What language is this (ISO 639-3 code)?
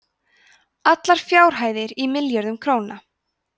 isl